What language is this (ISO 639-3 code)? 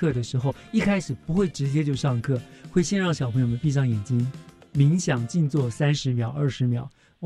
zho